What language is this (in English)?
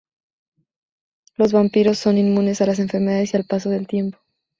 Spanish